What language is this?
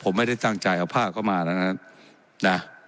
Thai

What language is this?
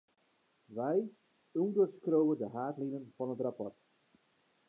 Western Frisian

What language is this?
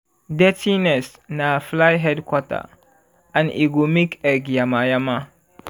Nigerian Pidgin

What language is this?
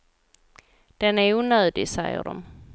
Swedish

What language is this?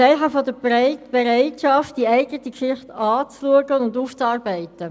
Swiss German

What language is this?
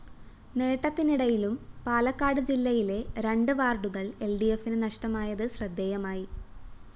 Malayalam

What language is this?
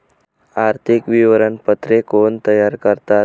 Marathi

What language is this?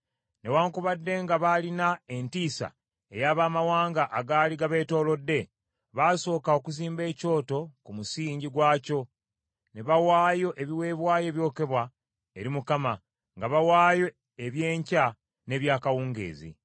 Ganda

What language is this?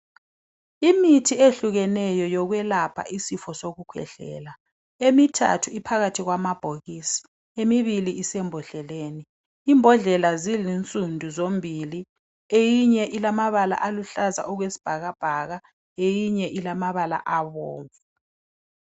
North Ndebele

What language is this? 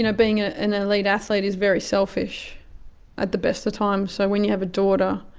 English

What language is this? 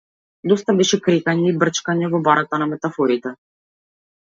Macedonian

